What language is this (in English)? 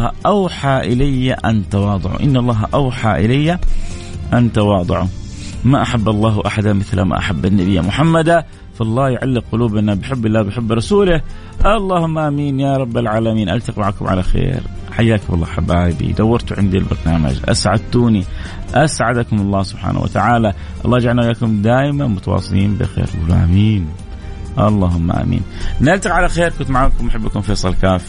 Arabic